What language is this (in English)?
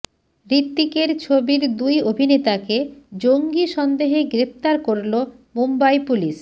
Bangla